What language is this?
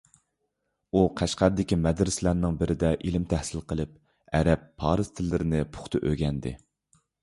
Uyghur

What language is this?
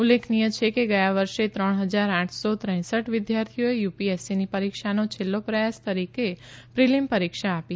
Gujarati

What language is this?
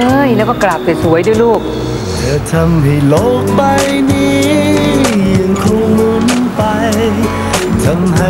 Thai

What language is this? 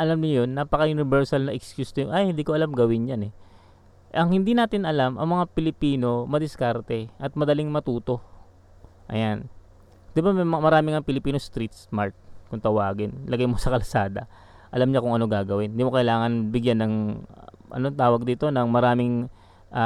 Filipino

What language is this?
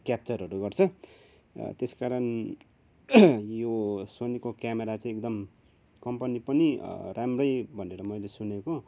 Nepali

